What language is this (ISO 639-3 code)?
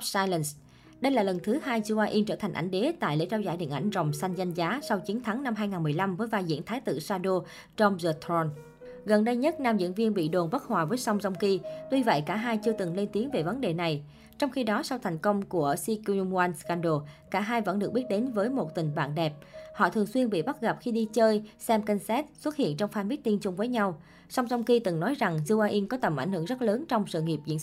vie